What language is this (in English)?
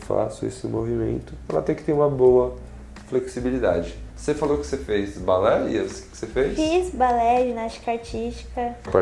Portuguese